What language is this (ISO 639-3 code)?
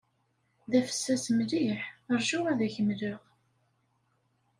kab